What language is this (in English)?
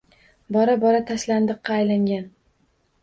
Uzbek